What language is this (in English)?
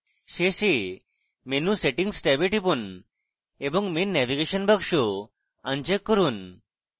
Bangla